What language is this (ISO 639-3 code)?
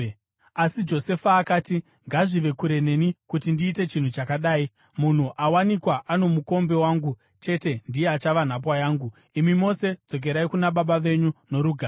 sna